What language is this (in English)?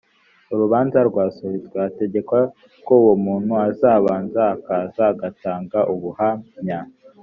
Kinyarwanda